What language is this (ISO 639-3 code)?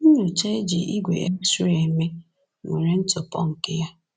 ibo